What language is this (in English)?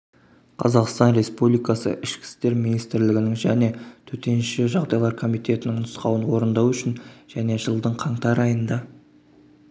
Kazakh